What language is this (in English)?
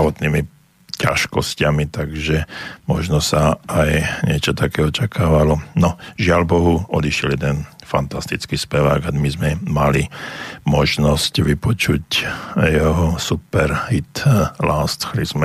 Slovak